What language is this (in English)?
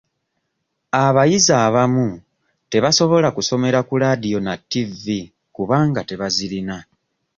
Ganda